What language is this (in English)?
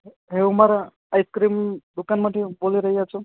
Gujarati